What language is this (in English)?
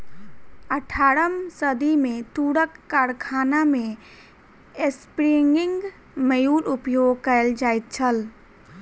Maithili